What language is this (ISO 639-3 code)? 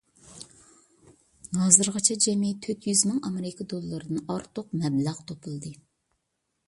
uig